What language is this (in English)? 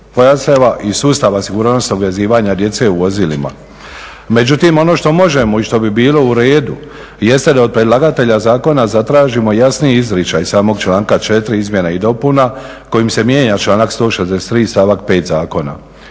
Croatian